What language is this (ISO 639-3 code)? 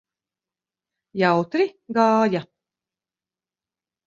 lav